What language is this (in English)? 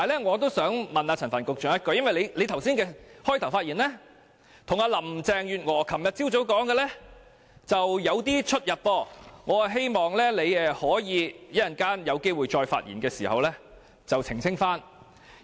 Cantonese